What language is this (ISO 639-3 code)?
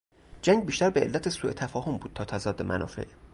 fas